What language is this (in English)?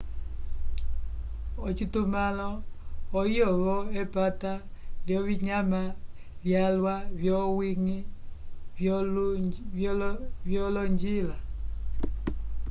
Umbundu